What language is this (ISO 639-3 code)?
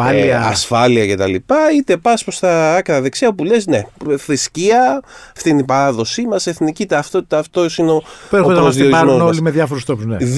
ell